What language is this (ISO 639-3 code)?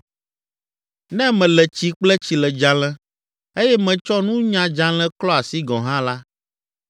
ewe